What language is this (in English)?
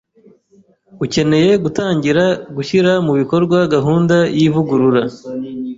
Kinyarwanda